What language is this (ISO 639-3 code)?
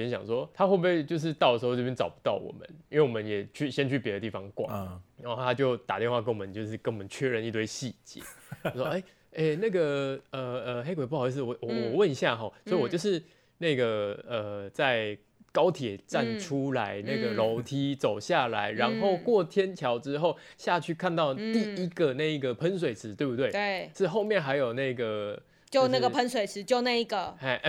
zho